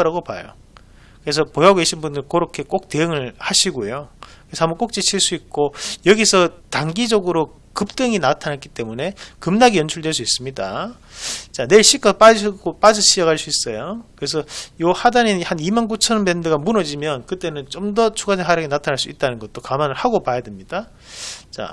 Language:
Korean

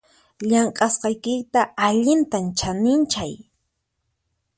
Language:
Puno Quechua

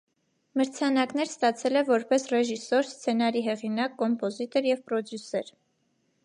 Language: Armenian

